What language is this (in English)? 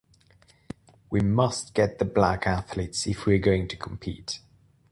English